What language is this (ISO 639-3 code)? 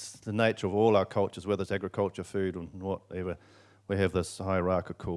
eng